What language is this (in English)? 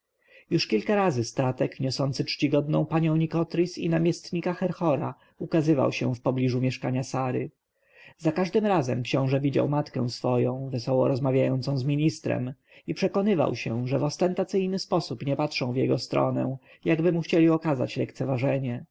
Polish